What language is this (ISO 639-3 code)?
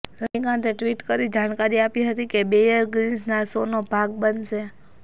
guj